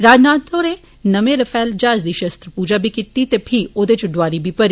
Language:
Dogri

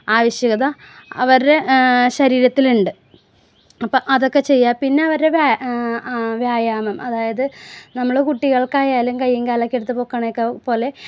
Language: Malayalam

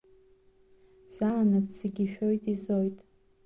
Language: Abkhazian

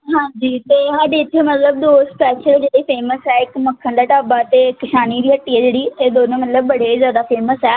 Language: Punjabi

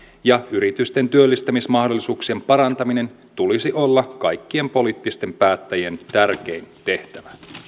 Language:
Finnish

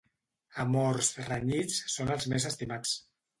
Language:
Catalan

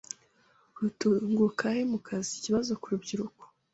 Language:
Kinyarwanda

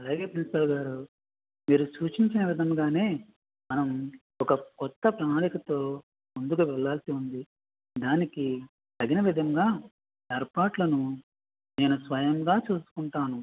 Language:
Telugu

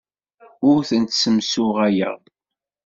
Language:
Kabyle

